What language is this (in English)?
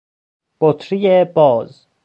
Persian